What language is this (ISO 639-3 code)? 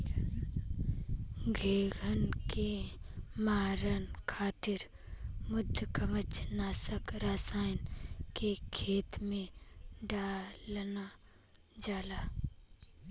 bho